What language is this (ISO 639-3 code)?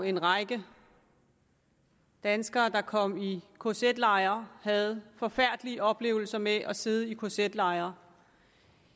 dan